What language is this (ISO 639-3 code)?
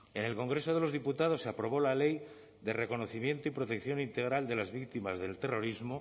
spa